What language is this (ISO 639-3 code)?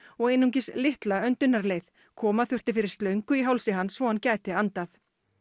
isl